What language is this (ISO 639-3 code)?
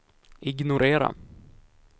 swe